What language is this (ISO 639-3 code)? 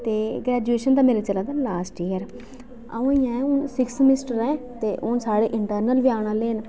doi